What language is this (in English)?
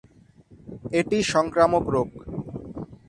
Bangla